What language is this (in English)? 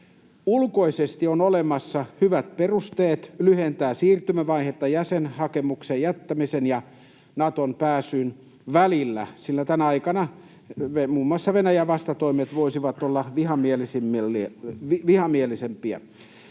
Finnish